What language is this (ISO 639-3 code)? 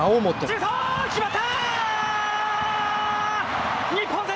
jpn